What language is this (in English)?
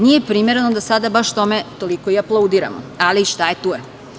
Serbian